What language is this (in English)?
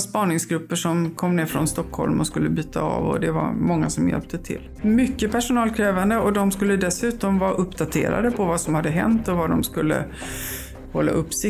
Swedish